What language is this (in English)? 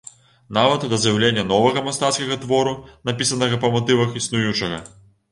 Belarusian